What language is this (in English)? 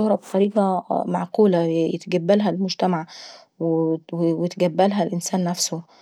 Saidi Arabic